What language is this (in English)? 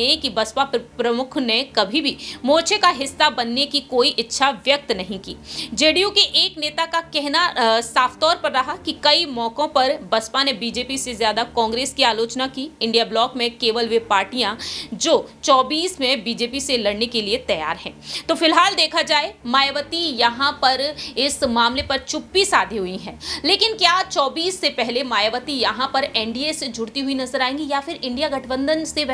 Hindi